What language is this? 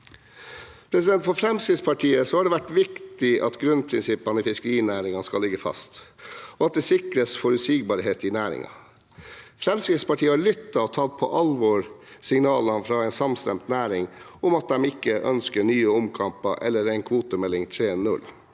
Norwegian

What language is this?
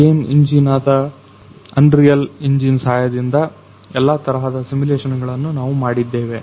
Kannada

